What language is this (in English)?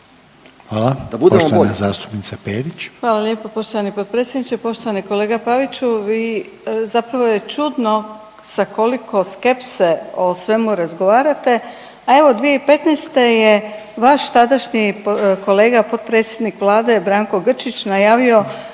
Croatian